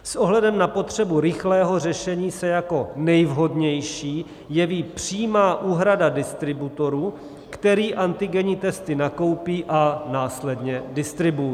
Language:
Czech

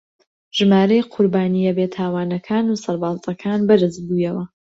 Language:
Central Kurdish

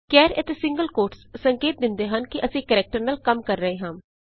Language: Punjabi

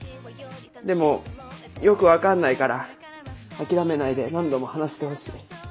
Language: Japanese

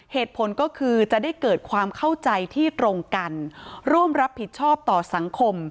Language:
Thai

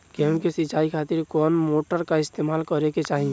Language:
Bhojpuri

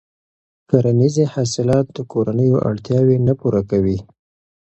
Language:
Pashto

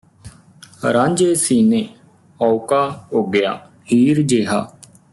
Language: Punjabi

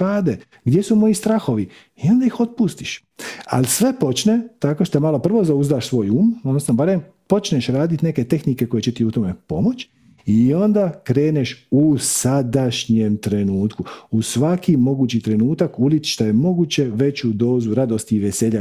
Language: Croatian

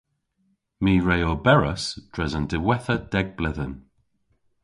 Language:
Cornish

